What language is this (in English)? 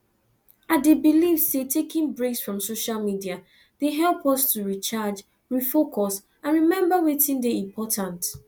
Nigerian Pidgin